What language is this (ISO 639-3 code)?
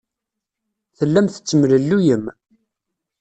kab